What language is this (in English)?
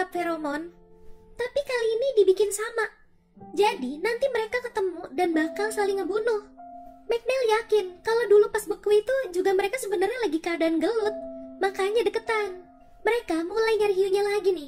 Indonesian